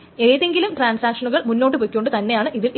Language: Malayalam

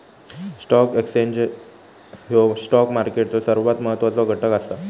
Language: Marathi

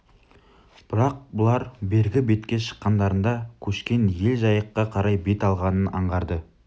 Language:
Kazakh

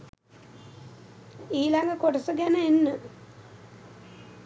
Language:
Sinhala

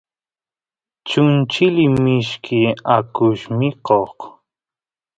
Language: Santiago del Estero Quichua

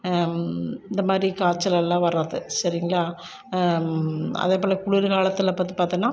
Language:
Tamil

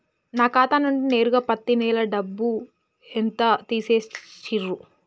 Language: Telugu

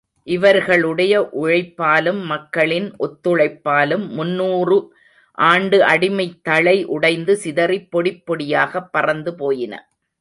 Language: Tamil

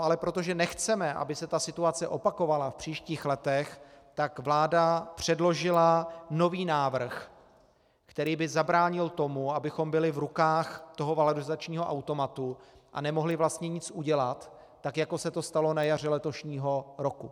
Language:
Czech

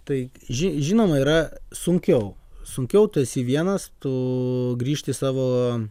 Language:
Lithuanian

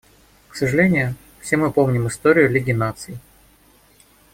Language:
Russian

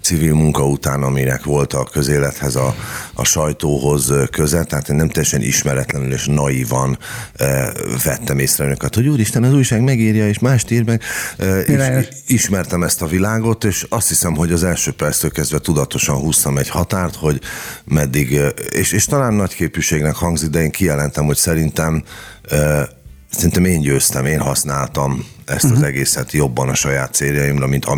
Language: Hungarian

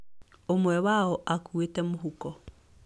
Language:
Kikuyu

